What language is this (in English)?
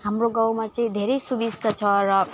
Nepali